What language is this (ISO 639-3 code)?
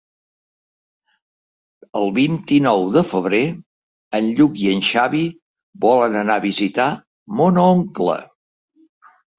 cat